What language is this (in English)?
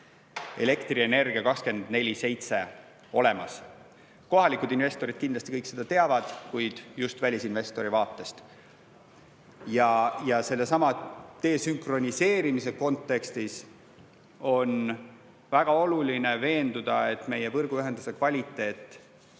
Estonian